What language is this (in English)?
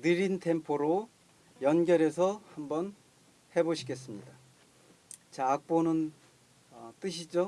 Korean